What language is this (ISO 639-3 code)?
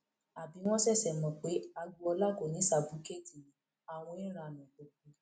yor